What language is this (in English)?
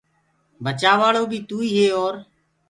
Gurgula